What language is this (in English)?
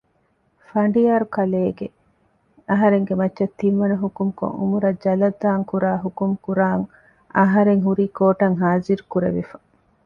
Divehi